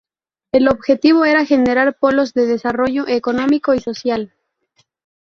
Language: Spanish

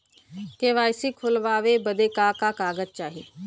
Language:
Bhojpuri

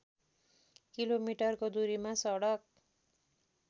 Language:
Nepali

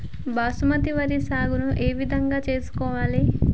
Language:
Telugu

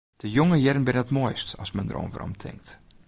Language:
Western Frisian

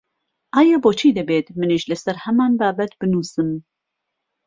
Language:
Central Kurdish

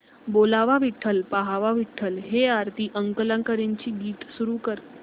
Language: Marathi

